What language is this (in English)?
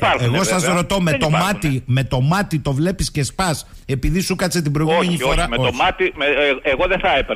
Greek